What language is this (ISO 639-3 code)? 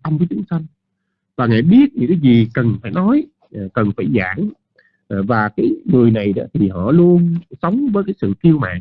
vie